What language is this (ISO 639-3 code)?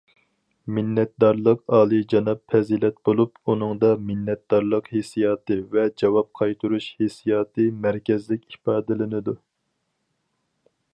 uig